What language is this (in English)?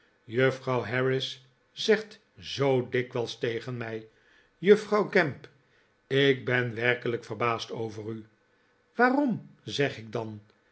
Dutch